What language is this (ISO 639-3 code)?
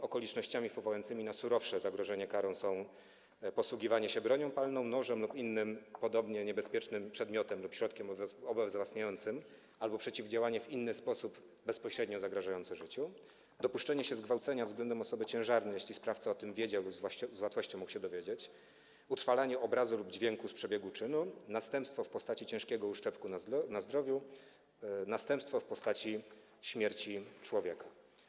pol